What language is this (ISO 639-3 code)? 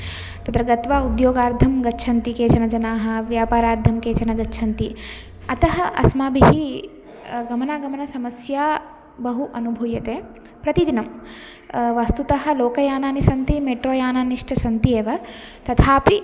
san